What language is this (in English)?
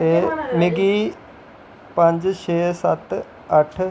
Dogri